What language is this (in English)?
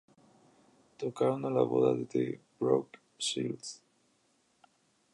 Spanish